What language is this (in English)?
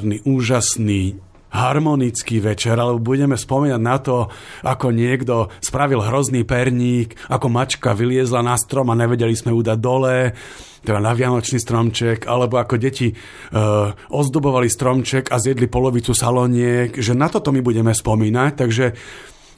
Slovak